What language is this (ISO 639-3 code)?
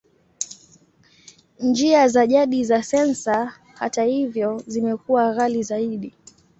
swa